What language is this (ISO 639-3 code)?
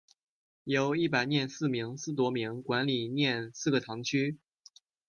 zho